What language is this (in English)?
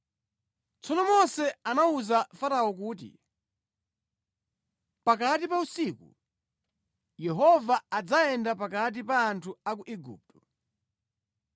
Nyanja